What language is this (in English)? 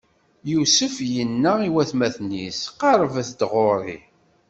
Kabyle